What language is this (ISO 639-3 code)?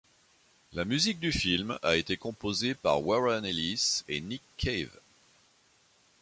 fra